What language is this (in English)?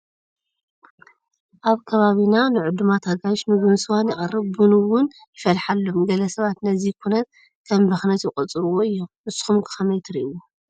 Tigrinya